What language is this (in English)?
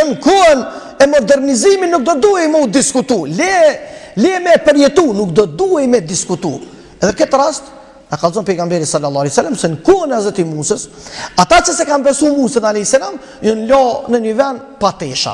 Romanian